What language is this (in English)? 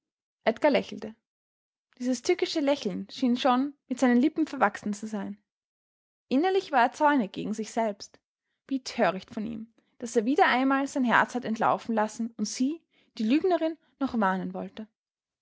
German